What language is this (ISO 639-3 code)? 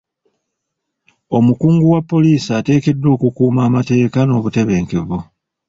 lug